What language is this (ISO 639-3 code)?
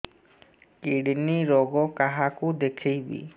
ori